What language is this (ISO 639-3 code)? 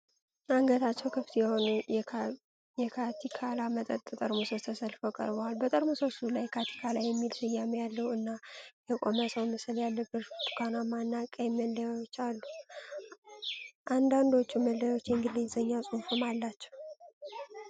amh